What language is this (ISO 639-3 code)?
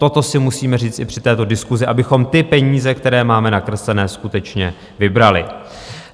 ces